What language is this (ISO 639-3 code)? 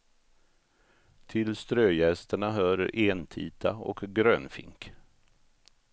swe